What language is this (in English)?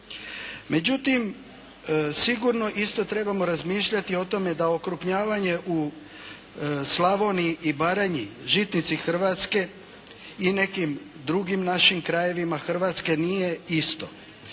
Croatian